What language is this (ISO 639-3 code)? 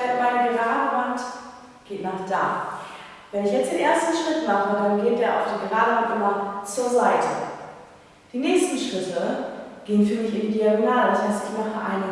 deu